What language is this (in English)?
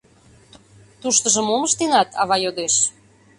Mari